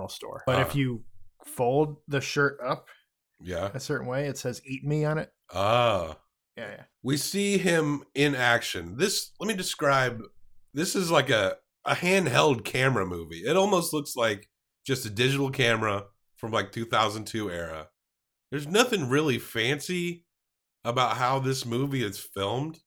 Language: English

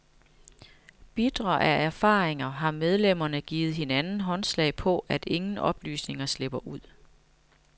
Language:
Danish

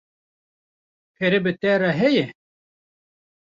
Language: Kurdish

